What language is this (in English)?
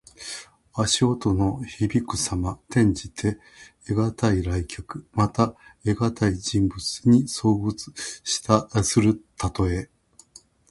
Japanese